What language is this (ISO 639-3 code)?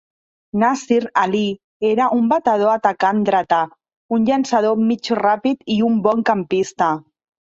cat